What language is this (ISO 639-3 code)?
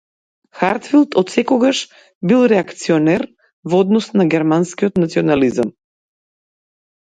mkd